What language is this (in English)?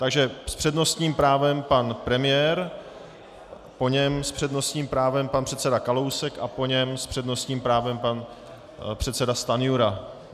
Czech